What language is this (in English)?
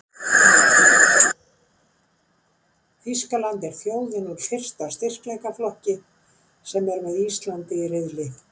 Icelandic